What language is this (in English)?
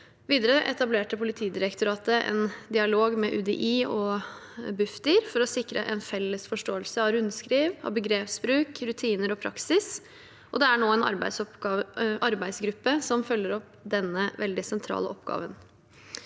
Norwegian